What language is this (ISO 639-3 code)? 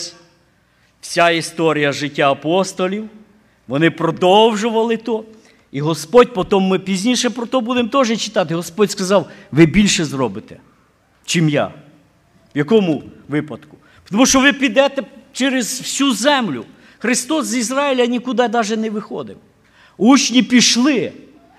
ukr